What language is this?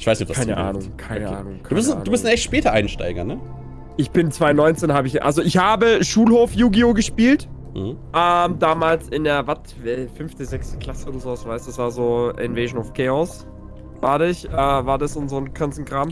German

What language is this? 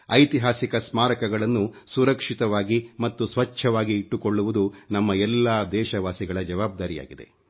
Kannada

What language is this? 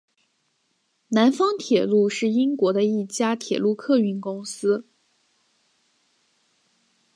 Chinese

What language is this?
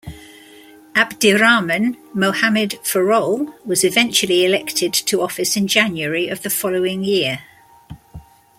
English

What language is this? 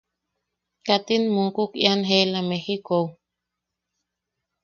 Yaqui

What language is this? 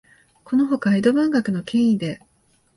Japanese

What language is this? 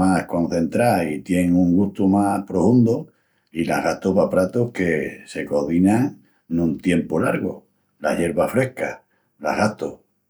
Extremaduran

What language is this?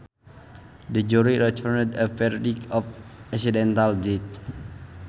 Sundanese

